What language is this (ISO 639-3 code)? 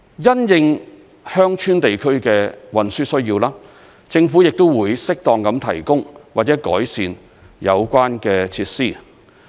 yue